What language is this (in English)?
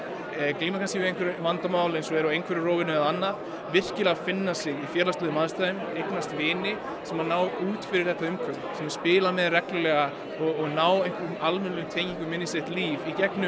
Icelandic